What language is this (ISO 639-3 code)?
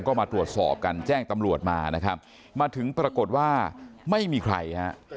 tha